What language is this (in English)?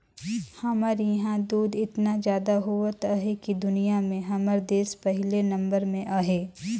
Chhattisgarhi